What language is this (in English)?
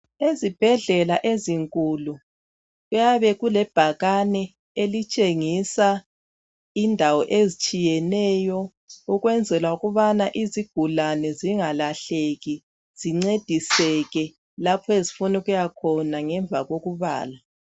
North Ndebele